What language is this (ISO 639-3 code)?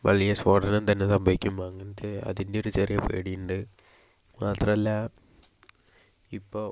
mal